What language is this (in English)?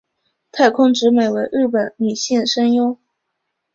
Chinese